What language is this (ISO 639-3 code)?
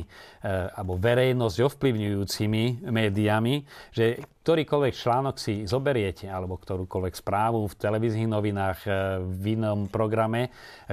slk